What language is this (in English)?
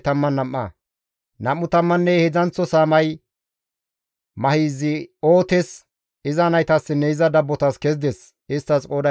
Gamo